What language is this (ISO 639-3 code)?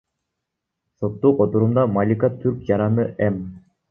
kir